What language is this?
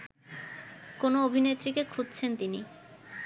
Bangla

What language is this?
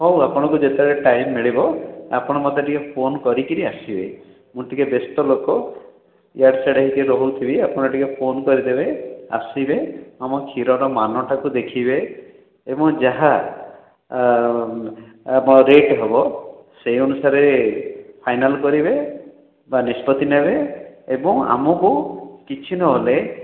Odia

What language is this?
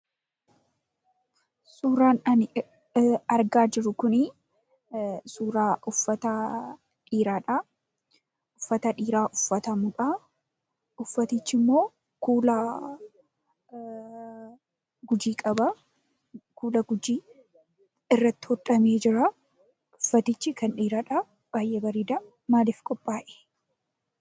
Oromo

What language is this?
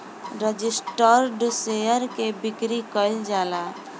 Bhojpuri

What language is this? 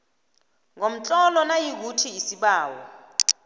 South Ndebele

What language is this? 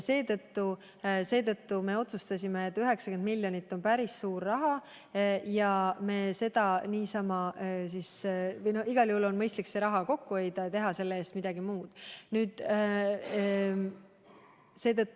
Estonian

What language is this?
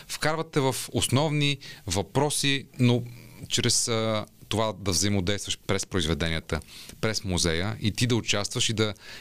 Bulgarian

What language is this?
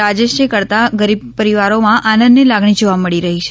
Gujarati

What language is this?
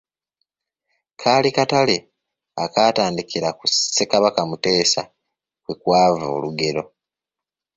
Ganda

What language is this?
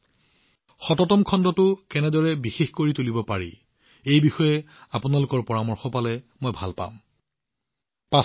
Assamese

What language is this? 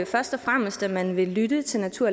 Danish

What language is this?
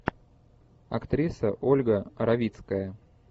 Russian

